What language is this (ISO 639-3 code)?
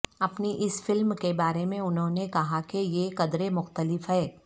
urd